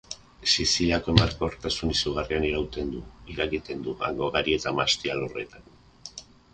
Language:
Basque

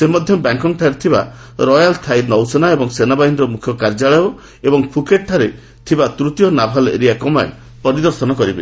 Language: Odia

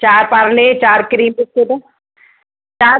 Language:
Sindhi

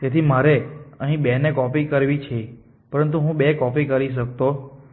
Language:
Gujarati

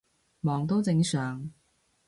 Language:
Cantonese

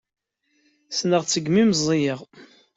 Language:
Kabyle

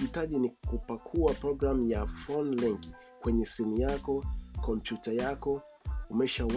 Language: Swahili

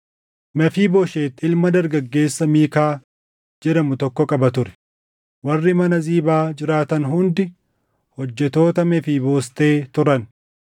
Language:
Oromo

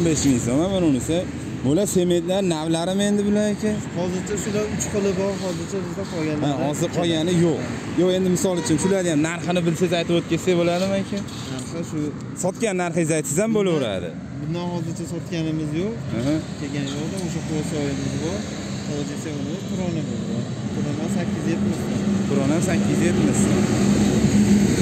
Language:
Turkish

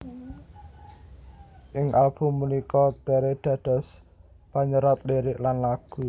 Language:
Javanese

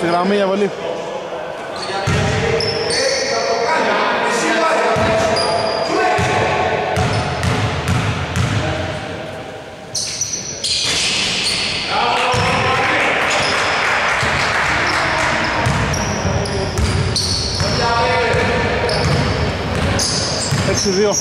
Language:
Greek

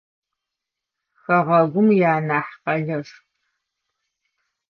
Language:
Adyghe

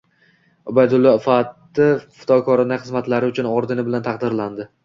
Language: Uzbek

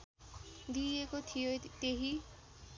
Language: Nepali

